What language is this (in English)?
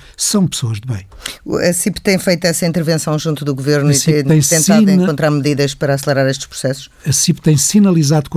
Portuguese